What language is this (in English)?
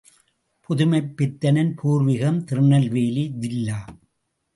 Tamil